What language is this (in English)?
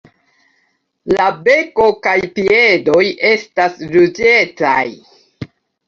Esperanto